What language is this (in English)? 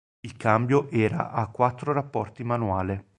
Italian